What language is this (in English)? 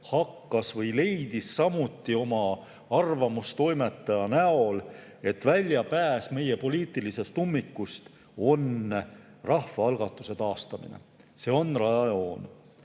Estonian